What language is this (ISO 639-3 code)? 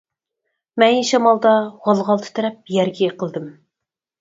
uig